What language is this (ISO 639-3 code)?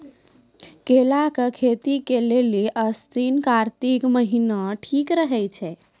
mai